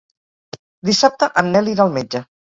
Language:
Catalan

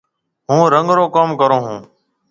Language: Marwari (Pakistan)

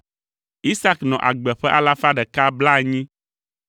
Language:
Ewe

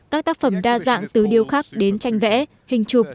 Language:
Vietnamese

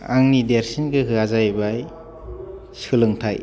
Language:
Bodo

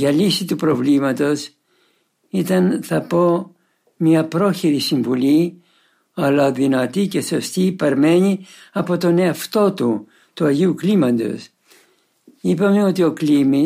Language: Greek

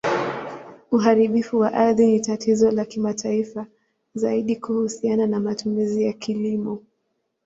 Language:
Swahili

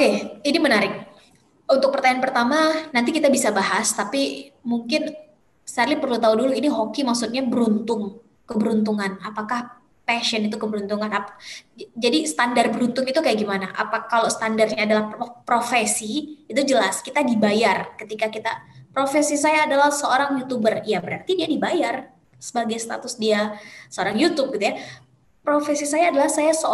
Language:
Indonesian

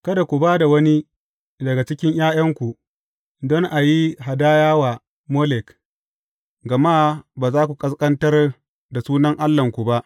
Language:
Hausa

